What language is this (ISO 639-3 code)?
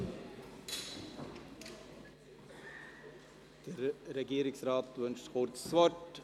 gsw